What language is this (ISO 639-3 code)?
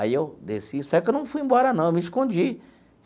por